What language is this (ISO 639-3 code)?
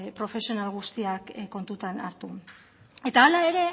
eus